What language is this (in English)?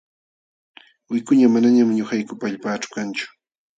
Jauja Wanca Quechua